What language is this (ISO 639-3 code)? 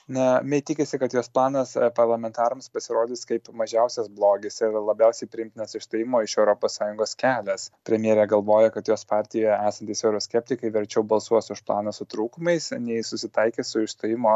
lit